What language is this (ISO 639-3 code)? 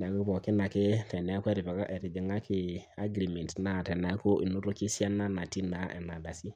mas